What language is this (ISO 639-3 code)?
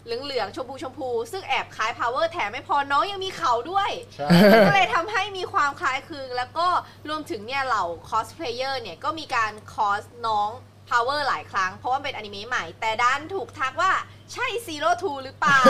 tha